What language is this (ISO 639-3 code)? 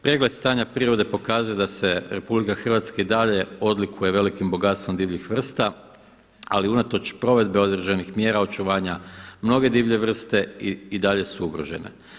hrv